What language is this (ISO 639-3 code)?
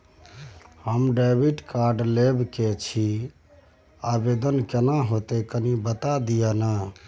mai